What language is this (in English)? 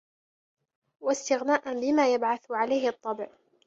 Arabic